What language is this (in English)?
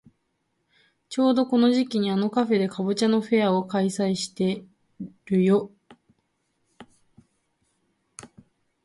Japanese